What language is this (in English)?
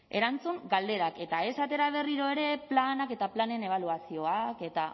Basque